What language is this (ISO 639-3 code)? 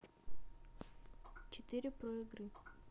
rus